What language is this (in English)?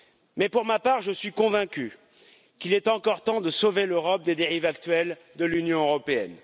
French